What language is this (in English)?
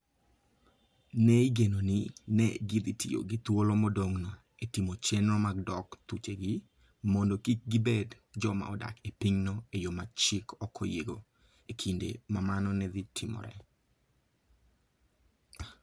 Luo (Kenya and Tanzania)